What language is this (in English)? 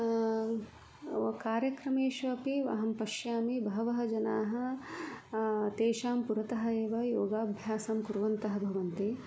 Sanskrit